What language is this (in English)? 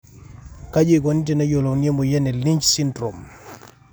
Masai